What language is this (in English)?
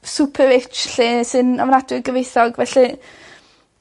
Welsh